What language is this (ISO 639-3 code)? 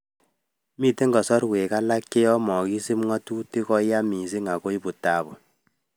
kln